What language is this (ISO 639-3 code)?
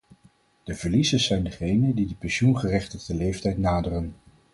nld